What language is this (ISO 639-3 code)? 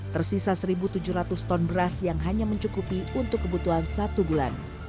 ind